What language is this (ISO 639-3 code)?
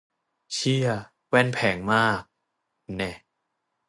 tha